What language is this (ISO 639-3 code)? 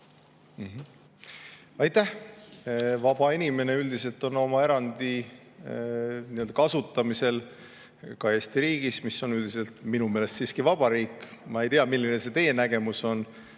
est